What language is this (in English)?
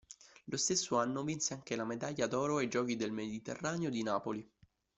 Italian